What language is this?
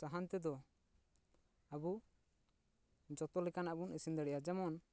Santali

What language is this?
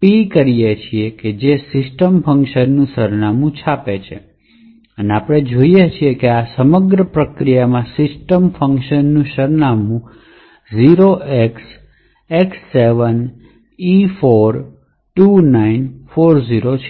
Gujarati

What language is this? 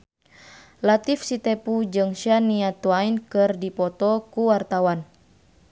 Sundanese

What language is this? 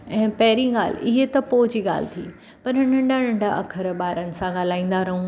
Sindhi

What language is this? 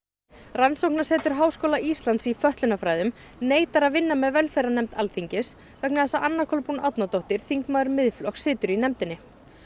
Icelandic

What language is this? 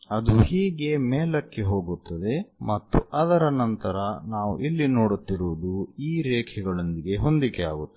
Kannada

